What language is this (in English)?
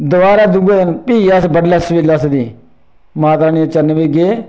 Dogri